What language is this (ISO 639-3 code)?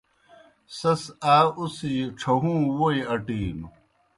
plk